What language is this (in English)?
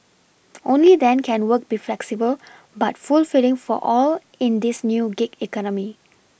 English